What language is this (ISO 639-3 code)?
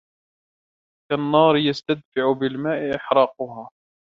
ara